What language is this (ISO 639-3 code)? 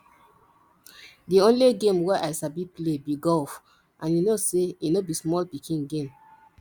pcm